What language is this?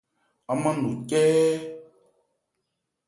Ebrié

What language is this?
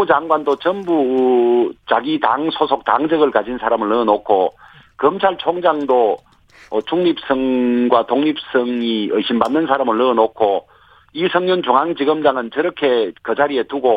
Korean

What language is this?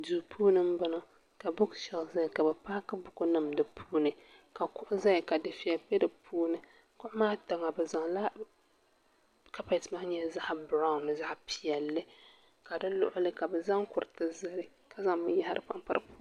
Dagbani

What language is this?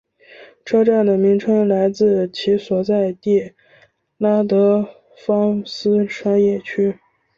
Chinese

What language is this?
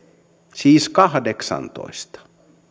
Finnish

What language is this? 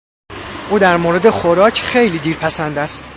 Persian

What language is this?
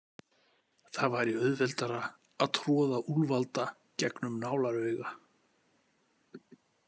Icelandic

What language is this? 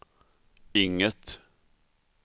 Swedish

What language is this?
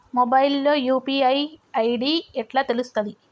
Telugu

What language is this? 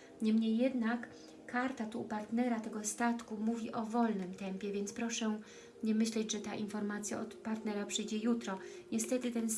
Polish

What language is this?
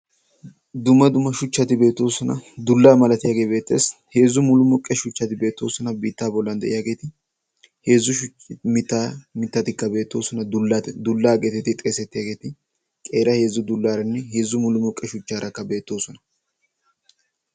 Wolaytta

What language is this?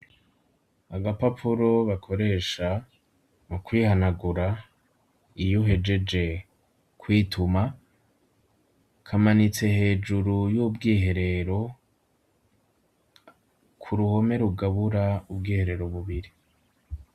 Rundi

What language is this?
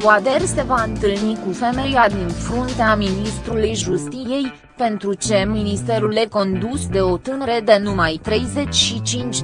Romanian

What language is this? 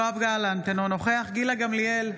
Hebrew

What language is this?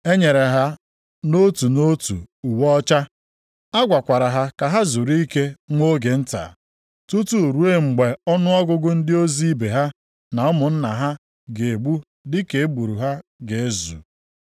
Igbo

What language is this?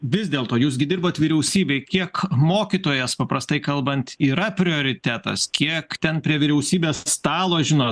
Lithuanian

